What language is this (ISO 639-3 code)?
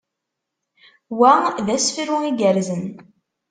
kab